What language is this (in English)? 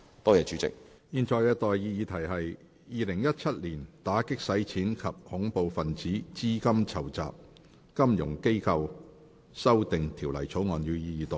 Cantonese